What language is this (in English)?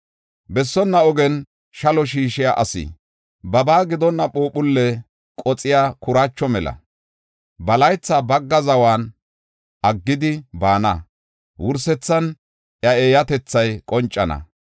Gofa